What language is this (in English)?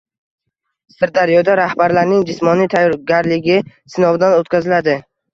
Uzbek